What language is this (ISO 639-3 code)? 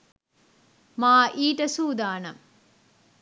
sin